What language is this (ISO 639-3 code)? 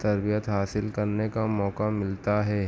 urd